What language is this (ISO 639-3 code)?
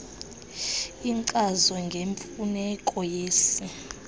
xho